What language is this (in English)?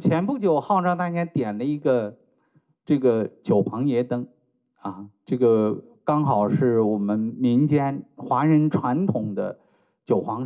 Chinese